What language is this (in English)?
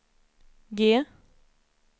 Swedish